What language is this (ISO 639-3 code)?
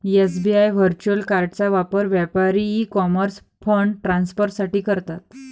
mar